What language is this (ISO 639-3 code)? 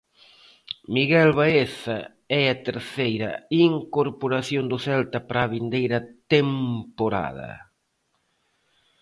glg